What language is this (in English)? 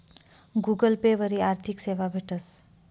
Marathi